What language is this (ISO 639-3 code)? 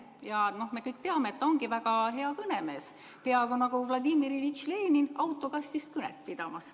est